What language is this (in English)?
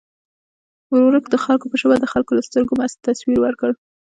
Pashto